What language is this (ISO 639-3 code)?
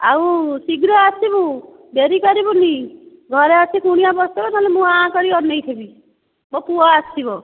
ori